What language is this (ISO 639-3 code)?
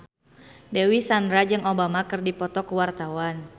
sun